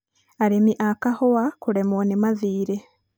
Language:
Kikuyu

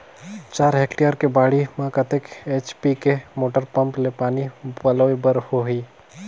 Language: Chhattisgarhi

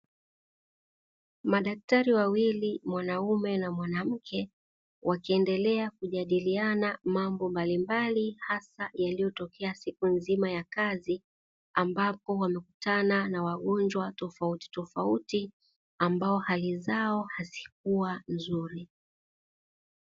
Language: Swahili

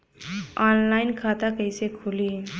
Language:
Bhojpuri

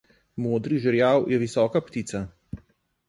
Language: Slovenian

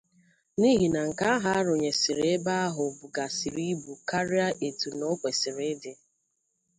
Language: Igbo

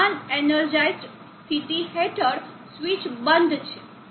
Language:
Gujarati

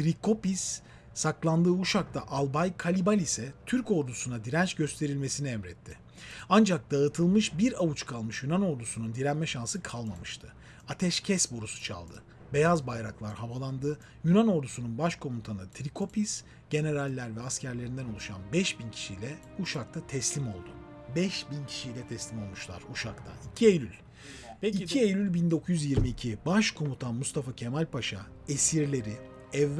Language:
Turkish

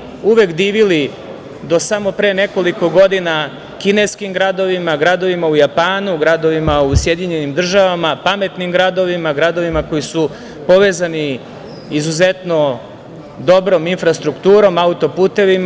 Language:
Serbian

